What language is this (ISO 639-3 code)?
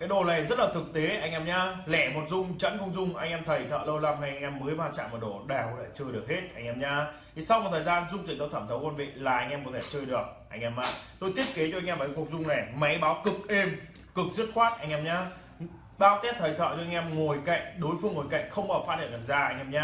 vie